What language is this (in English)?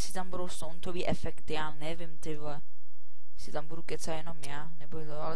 Czech